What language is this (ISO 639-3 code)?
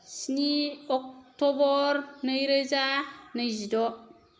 brx